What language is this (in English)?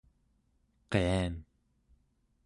Central Yupik